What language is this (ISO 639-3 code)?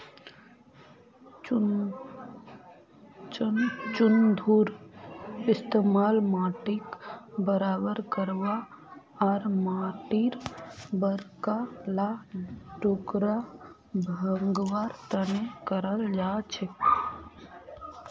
mag